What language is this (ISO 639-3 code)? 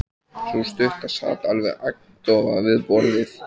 isl